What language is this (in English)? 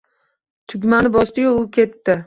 Uzbek